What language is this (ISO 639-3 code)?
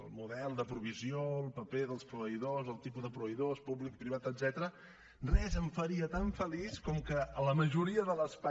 cat